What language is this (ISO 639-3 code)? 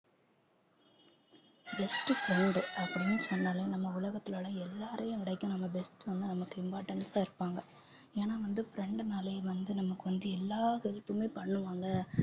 tam